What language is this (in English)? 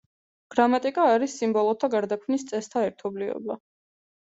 Georgian